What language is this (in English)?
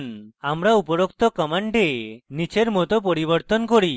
Bangla